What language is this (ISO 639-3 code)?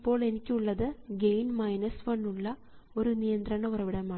mal